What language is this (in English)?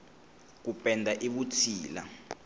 Tsonga